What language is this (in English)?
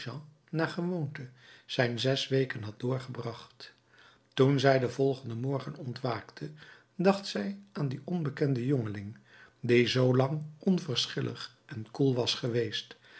Dutch